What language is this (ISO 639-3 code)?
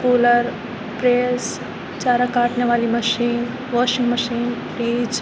urd